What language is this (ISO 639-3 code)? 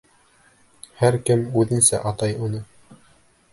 bak